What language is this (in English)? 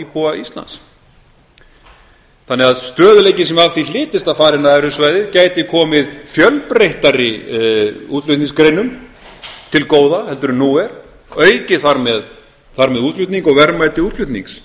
Icelandic